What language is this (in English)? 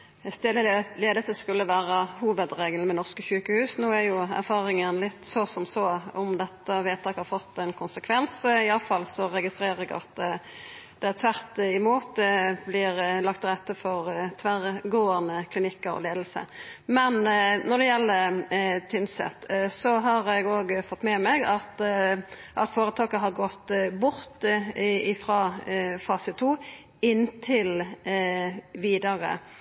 Norwegian Nynorsk